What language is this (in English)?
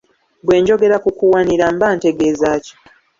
Ganda